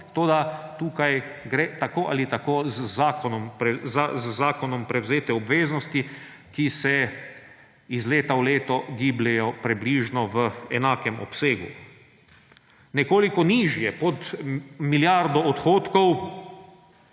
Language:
Slovenian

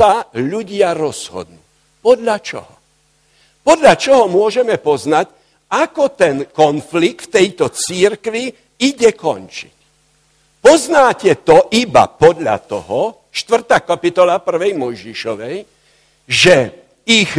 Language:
Slovak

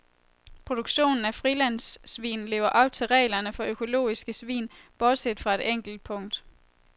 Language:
Danish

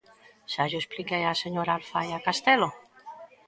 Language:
Galician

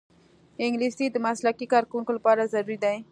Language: Pashto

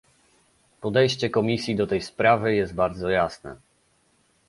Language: Polish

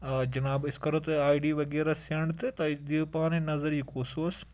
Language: Kashmiri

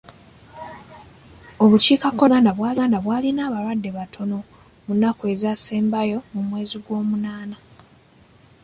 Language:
Ganda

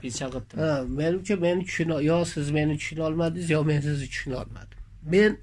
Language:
Turkish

